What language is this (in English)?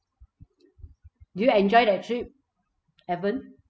English